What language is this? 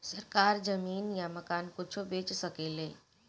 Bhojpuri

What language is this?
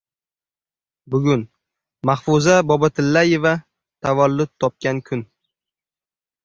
Uzbek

